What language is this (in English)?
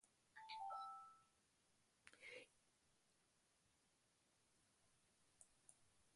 Basque